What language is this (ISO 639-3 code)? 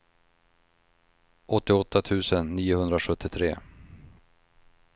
swe